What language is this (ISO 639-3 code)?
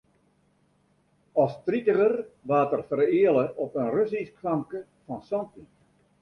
fry